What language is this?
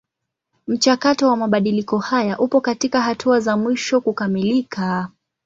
Swahili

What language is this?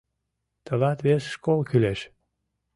Mari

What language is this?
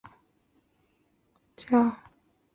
Chinese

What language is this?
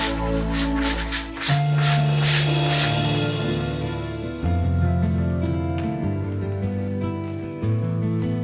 Indonesian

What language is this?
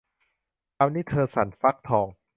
Thai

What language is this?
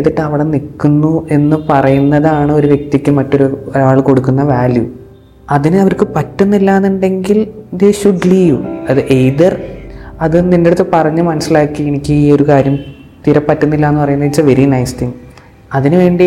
Malayalam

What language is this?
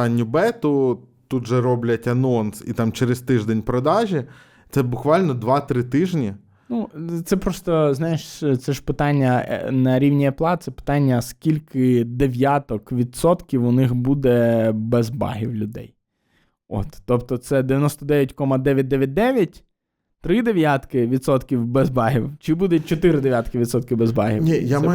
Ukrainian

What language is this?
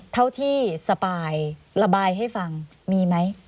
Thai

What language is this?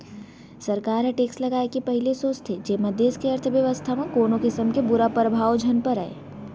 Chhattisgarhi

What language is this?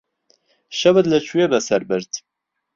Central Kurdish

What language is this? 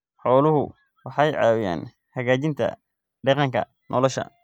Somali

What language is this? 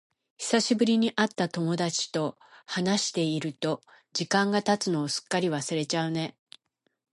Japanese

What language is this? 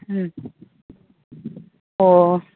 Manipuri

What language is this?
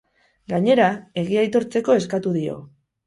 Basque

